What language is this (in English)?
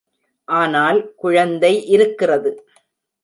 Tamil